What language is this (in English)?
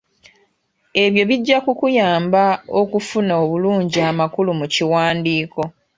Ganda